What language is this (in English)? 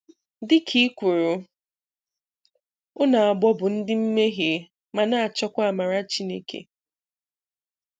Igbo